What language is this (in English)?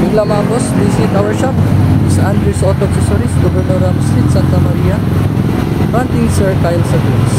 Filipino